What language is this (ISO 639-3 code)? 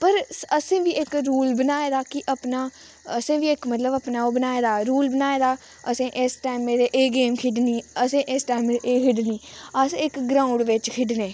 doi